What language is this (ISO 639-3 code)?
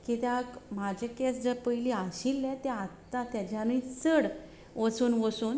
kok